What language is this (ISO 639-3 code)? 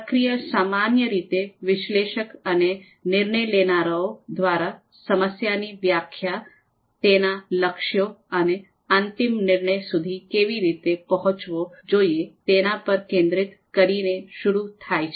guj